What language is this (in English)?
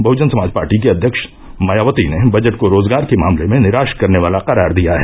Hindi